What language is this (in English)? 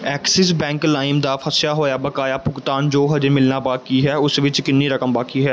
Punjabi